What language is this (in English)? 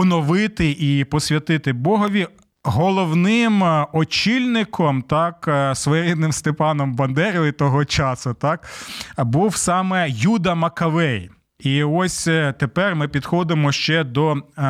Ukrainian